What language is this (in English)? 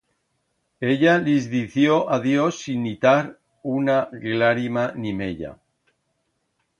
Aragonese